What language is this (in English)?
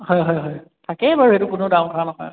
Assamese